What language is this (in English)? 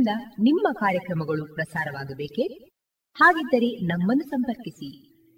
Kannada